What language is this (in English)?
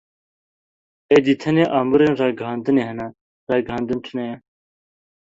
Kurdish